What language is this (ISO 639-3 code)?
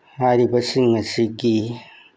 mni